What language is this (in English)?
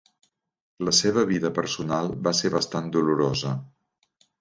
Catalan